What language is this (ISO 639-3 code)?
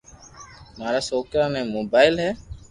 lrk